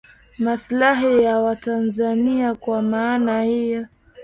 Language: Swahili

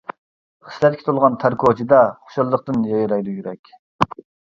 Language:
Uyghur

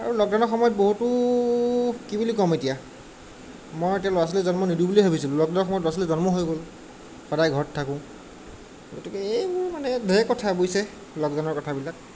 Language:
Assamese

